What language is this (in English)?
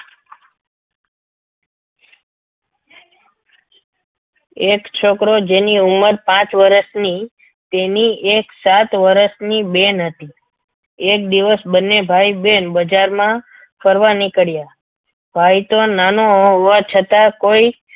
Gujarati